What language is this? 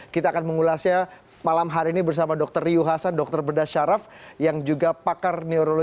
Indonesian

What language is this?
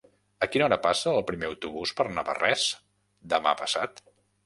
Catalan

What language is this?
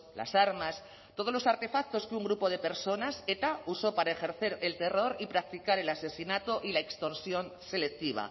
Spanish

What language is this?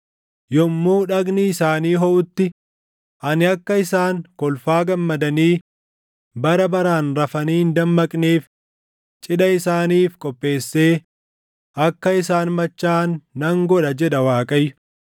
Oromo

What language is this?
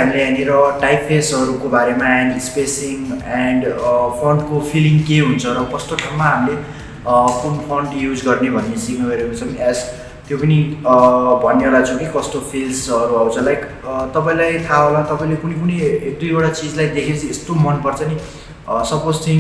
Nepali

